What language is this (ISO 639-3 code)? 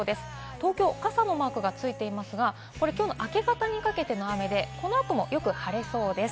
jpn